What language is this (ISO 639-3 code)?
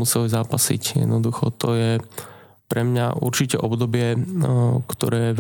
slk